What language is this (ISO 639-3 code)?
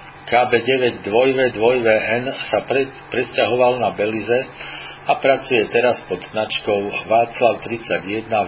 slk